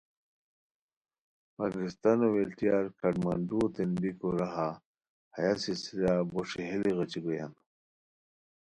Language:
Khowar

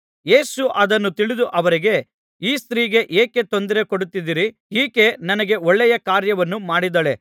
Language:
Kannada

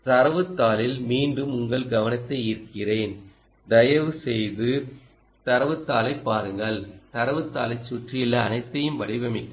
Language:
Tamil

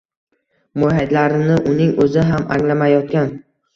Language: Uzbek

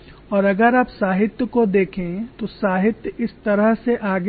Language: Hindi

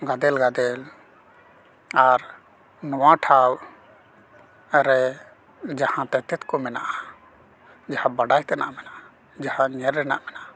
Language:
Santali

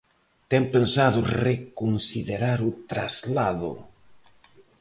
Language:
Galician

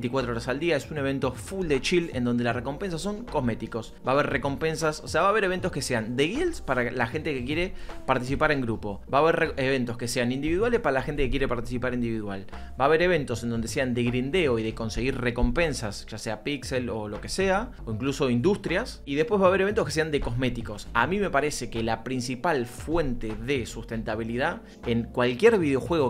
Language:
Spanish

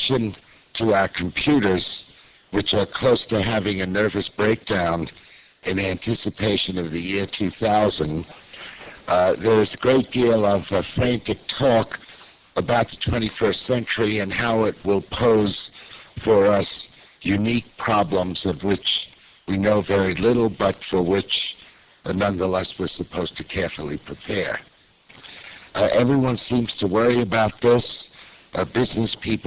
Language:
English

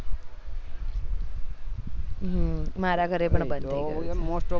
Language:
Gujarati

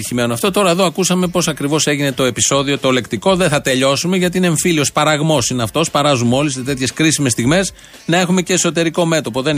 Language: Greek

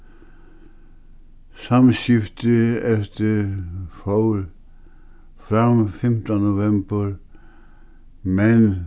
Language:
Faroese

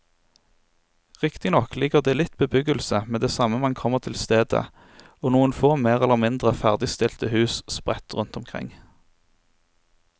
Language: Norwegian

